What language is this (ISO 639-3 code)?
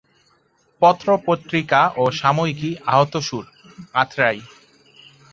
ben